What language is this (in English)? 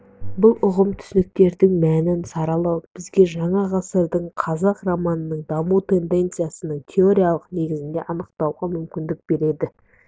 Kazakh